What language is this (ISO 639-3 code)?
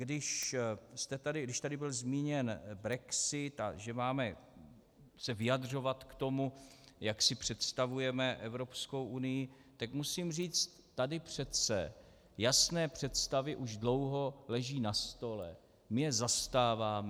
ces